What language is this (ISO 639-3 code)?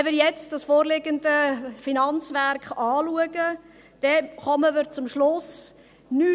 gsw